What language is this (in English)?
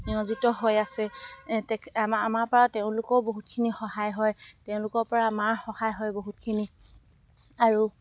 Assamese